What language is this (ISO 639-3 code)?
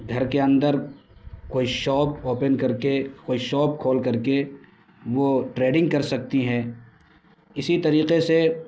urd